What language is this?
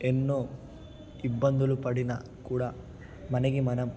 Telugu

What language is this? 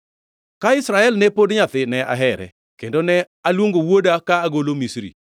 Luo (Kenya and Tanzania)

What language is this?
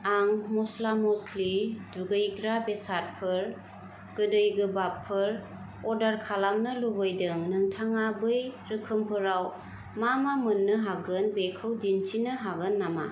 Bodo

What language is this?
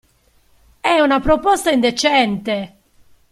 Italian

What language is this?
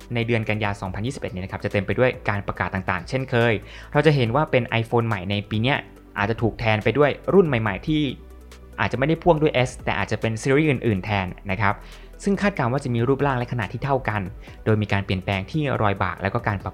Thai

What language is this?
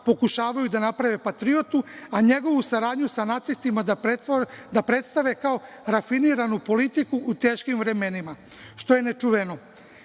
Serbian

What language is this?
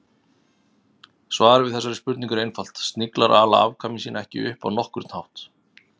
Icelandic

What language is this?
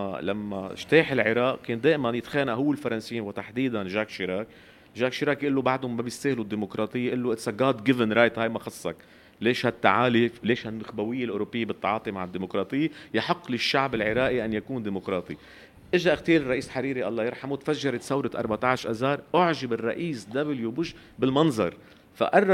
Arabic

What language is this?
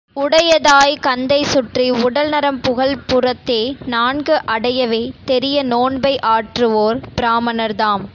Tamil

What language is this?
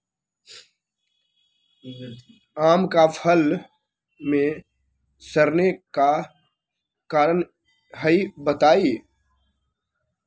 Magahi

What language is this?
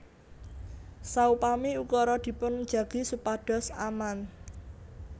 Javanese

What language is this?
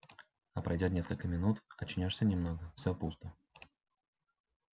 Russian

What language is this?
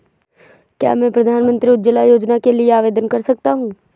Hindi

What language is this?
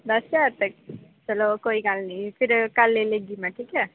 Dogri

